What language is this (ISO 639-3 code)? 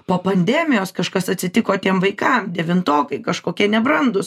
lit